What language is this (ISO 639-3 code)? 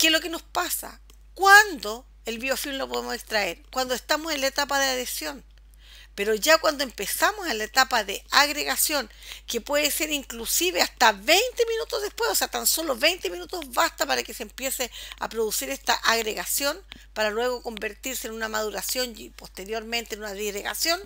spa